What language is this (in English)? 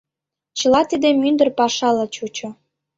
Mari